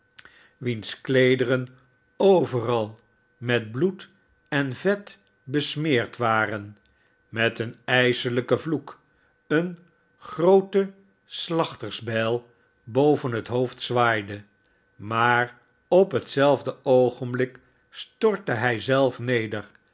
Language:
Dutch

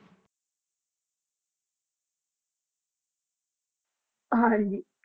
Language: Punjabi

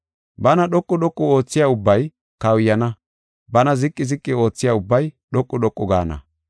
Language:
Gofa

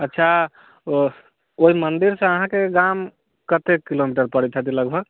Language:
Maithili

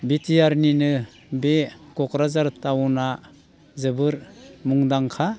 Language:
Bodo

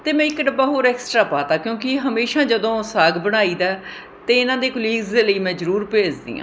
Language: Punjabi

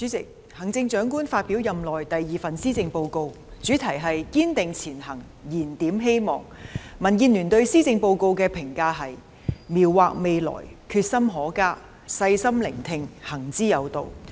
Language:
Cantonese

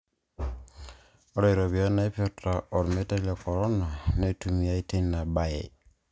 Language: Masai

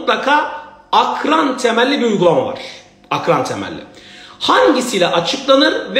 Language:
Turkish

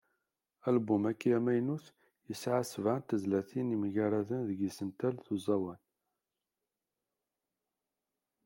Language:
Kabyle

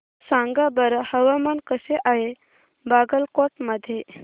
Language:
Marathi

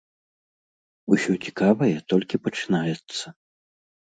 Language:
Belarusian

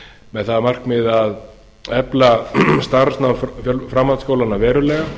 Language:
Icelandic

